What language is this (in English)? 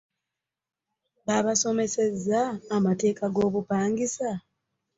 Ganda